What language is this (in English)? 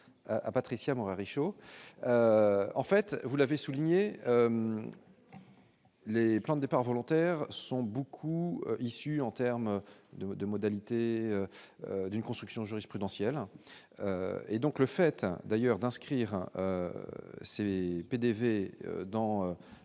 French